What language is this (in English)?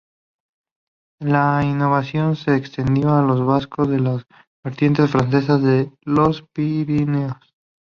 Spanish